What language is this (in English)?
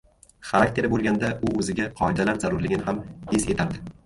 Uzbek